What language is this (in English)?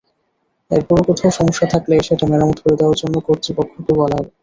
Bangla